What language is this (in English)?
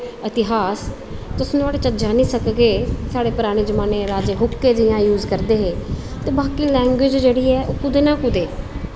Dogri